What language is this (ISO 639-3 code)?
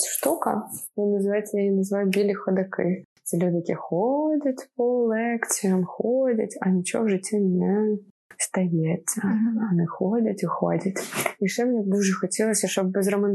ukr